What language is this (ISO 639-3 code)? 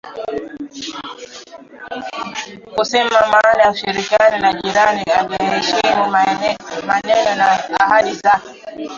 swa